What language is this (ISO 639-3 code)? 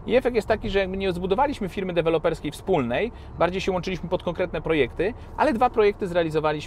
pol